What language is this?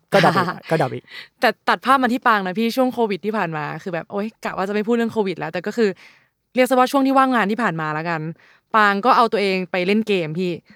Thai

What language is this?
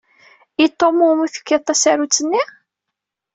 Kabyle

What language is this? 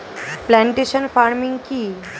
Bangla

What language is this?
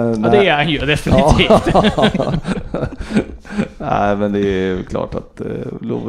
Swedish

